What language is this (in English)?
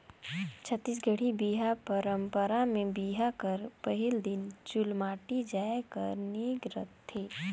Chhattisgarhi